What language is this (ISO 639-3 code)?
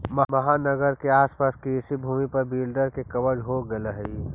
mag